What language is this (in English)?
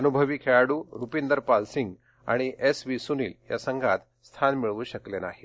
Marathi